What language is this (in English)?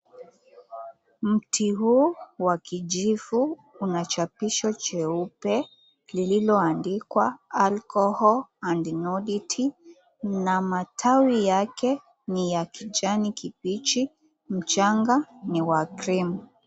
Swahili